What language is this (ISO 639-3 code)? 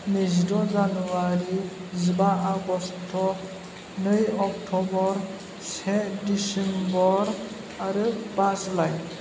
brx